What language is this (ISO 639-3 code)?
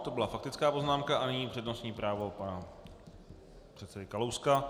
ces